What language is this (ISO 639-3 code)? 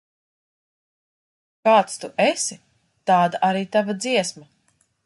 lav